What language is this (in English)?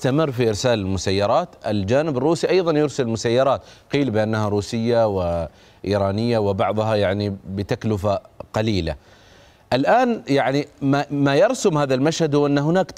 Arabic